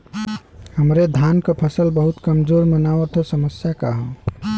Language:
Bhojpuri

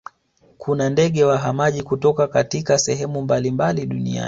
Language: Swahili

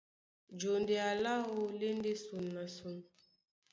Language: Duala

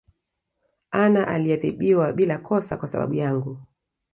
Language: Swahili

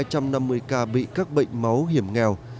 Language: Vietnamese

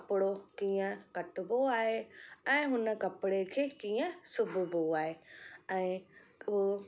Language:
Sindhi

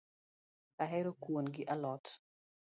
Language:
Luo (Kenya and Tanzania)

